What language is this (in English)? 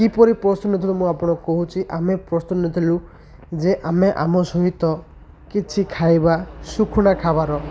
Odia